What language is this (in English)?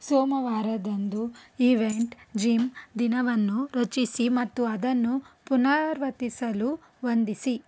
Kannada